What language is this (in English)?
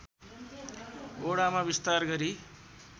Nepali